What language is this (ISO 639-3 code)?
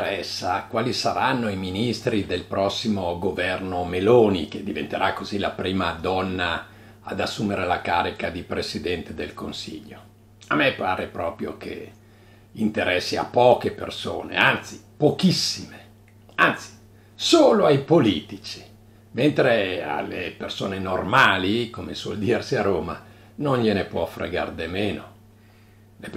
ita